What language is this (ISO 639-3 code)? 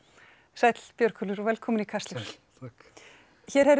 isl